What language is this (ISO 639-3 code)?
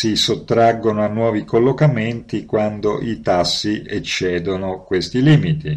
ita